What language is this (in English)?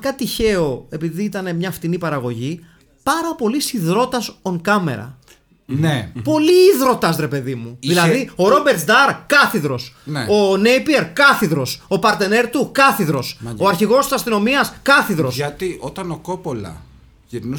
Greek